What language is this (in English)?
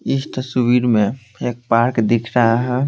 Hindi